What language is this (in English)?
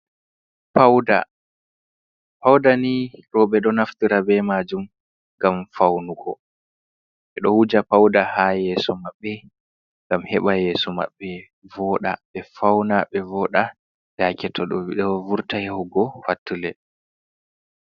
Fula